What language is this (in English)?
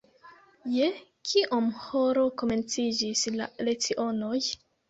Esperanto